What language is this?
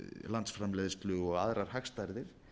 Icelandic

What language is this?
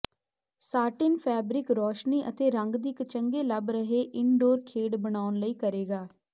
Punjabi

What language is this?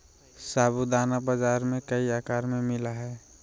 Magahi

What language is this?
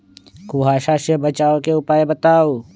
Magahi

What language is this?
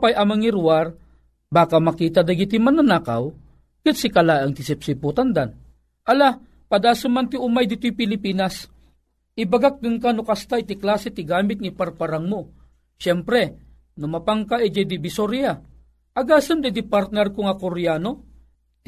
Filipino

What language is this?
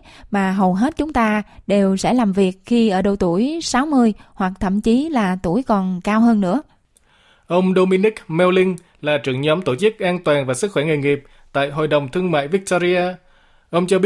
Vietnamese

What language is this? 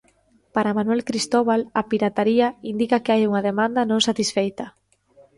Galician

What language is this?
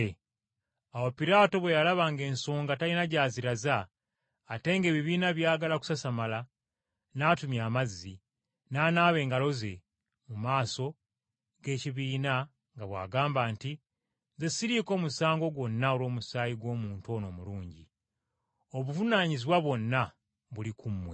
Ganda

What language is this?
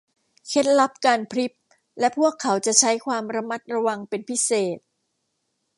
Thai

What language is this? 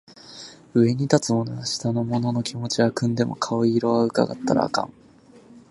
Japanese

